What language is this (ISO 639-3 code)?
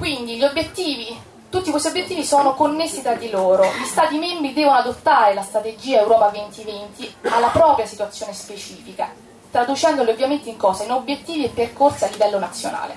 ita